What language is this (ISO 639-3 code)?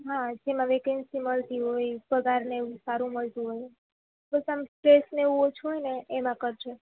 guj